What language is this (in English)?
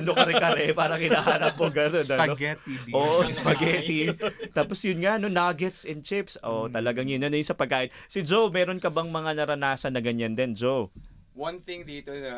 Filipino